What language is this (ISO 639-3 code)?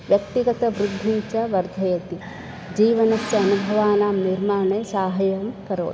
san